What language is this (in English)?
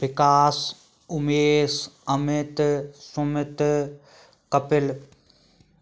Hindi